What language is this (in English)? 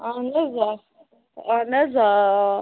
Kashmiri